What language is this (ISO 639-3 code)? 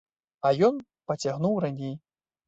bel